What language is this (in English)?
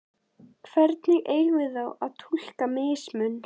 Icelandic